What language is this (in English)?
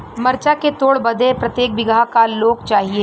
Bhojpuri